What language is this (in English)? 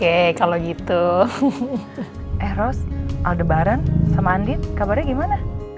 Indonesian